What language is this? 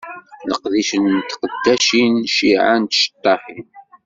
Kabyle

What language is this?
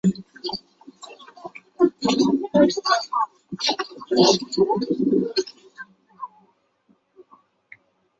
Chinese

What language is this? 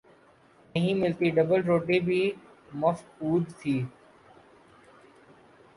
Urdu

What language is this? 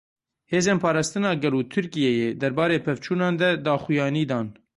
Kurdish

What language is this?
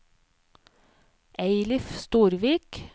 Norwegian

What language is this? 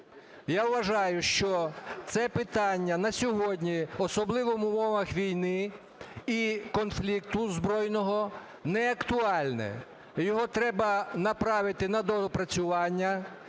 Ukrainian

